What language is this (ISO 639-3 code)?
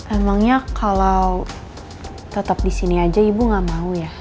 ind